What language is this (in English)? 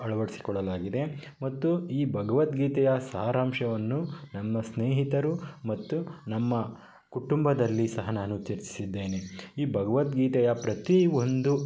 Kannada